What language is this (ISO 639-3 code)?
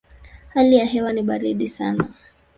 swa